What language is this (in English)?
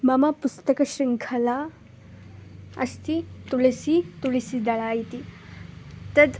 Sanskrit